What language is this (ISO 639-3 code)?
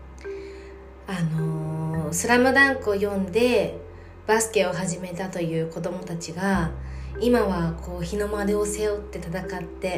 jpn